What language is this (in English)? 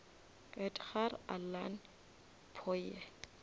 Northern Sotho